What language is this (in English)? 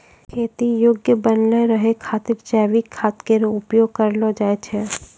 Maithili